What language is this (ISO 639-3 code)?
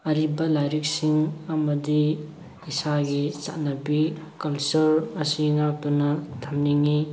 mni